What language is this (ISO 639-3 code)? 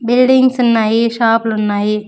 tel